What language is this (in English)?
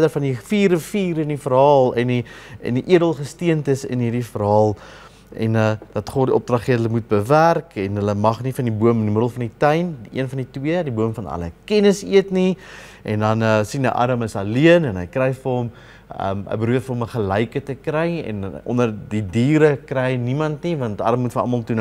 Dutch